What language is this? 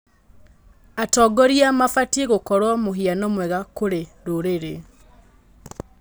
Kikuyu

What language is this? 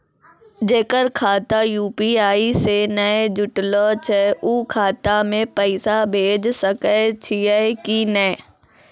Maithili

